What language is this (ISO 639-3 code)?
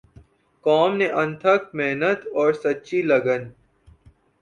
urd